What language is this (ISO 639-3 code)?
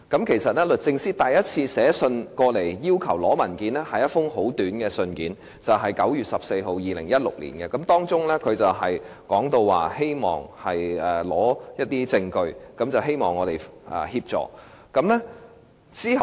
yue